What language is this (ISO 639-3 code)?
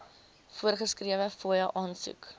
afr